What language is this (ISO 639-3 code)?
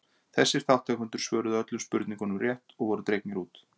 isl